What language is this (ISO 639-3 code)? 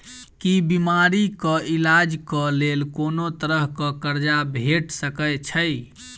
mai